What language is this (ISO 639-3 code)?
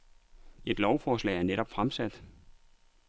dan